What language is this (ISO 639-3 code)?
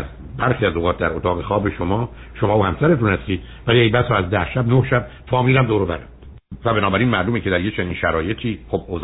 fas